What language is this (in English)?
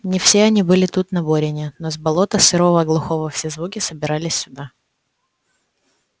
Russian